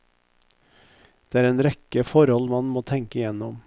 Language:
Norwegian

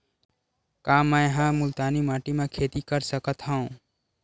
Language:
Chhattisgarhi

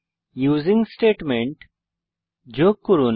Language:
Bangla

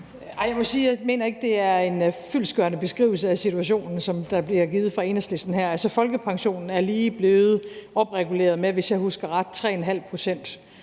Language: Danish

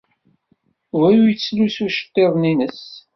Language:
Kabyle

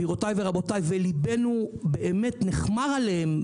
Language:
Hebrew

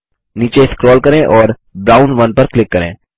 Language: Hindi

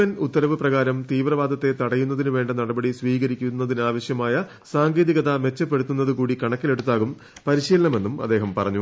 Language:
Malayalam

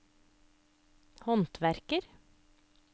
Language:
Norwegian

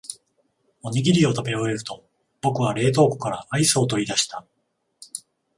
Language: Japanese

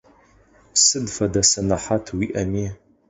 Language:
Adyghe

